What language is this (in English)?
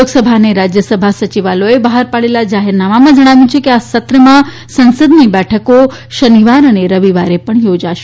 Gujarati